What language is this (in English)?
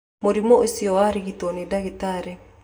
Kikuyu